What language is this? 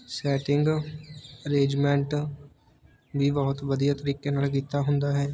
Punjabi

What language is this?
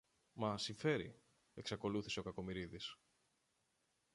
Greek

